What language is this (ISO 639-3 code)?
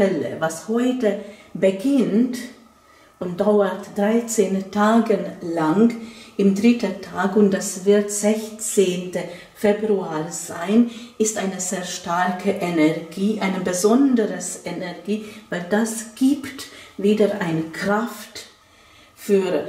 deu